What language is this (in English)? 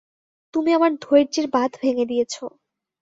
Bangla